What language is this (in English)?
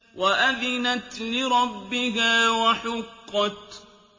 Arabic